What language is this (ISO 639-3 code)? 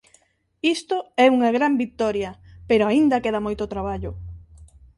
glg